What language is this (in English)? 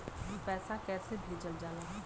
Bhojpuri